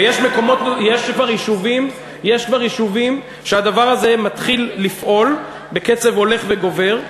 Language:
Hebrew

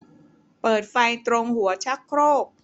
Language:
Thai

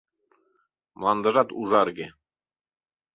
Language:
Mari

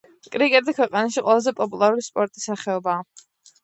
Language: Georgian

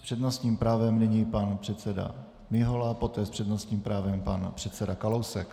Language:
Czech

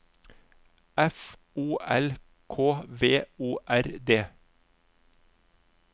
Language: Norwegian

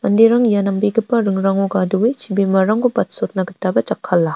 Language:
Garo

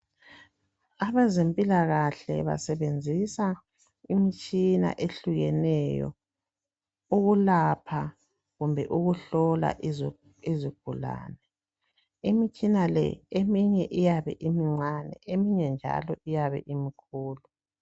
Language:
North Ndebele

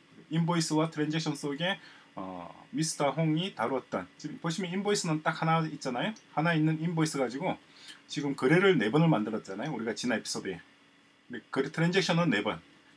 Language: Korean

